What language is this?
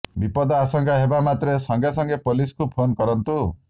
Odia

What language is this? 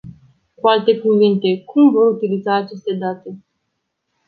Romanian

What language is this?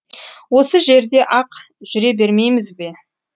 Kazakh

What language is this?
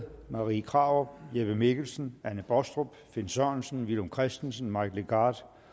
Danish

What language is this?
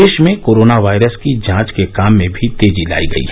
Hindi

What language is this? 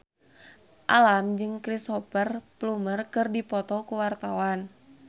Sundanese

